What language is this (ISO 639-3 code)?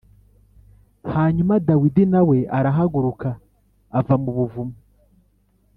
kin